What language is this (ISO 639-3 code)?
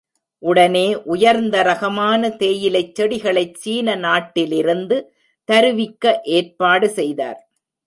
tam